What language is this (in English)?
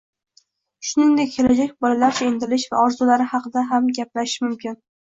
Uzbek